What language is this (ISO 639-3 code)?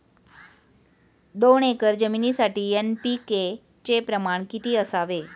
mar